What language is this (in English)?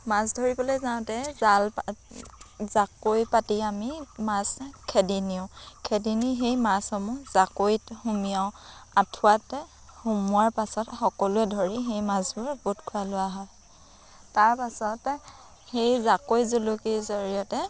Assamese